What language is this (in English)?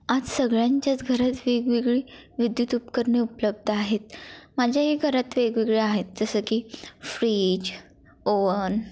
Marathi